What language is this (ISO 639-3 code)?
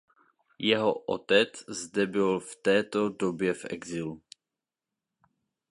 ces